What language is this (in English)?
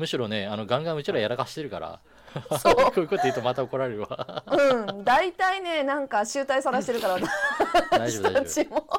Japanese